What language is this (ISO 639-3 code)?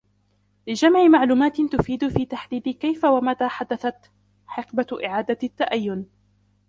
ara